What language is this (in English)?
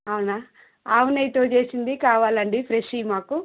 Telugu